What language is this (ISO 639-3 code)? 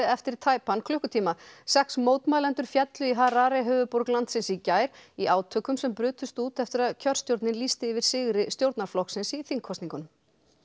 isl